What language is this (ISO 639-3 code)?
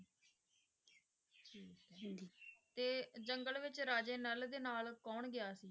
pan